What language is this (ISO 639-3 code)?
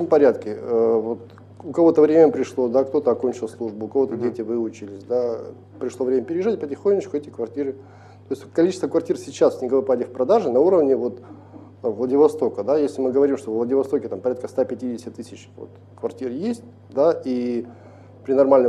rus